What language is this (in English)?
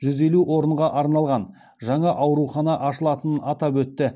Kazakh